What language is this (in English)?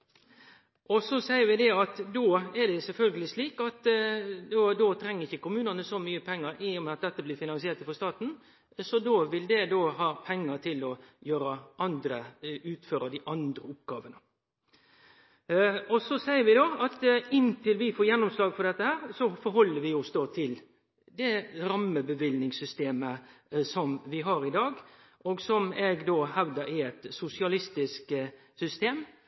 Norwegian Nynorsk